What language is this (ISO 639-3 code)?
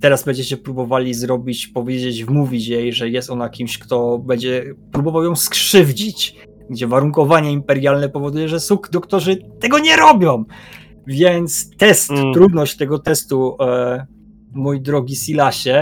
pol